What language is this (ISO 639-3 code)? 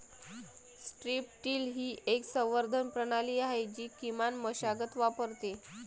mar